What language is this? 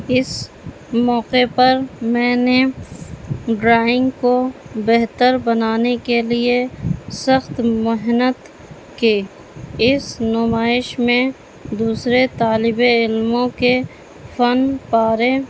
Urdu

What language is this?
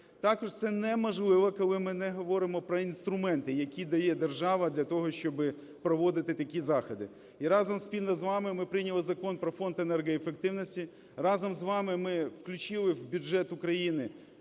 Ukrainian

